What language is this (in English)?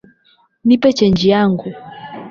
Swahili